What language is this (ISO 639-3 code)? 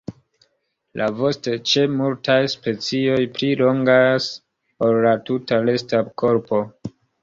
epo